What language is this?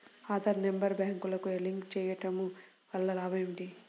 Telugu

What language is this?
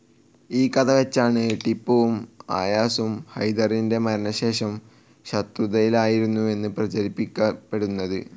Malayalam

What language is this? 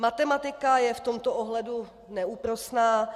Czech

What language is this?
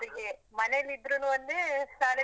Kannada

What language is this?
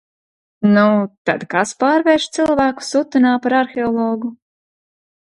Latvian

